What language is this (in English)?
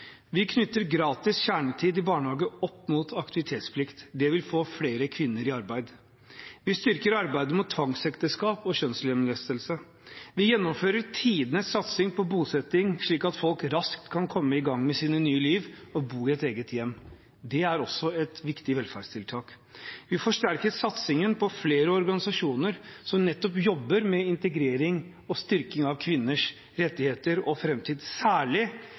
Norwegian Bokmål